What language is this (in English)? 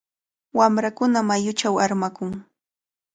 Cajatambo North Lima Quechua